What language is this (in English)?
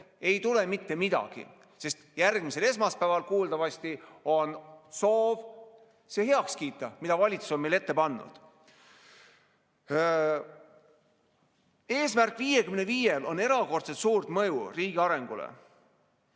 Estonian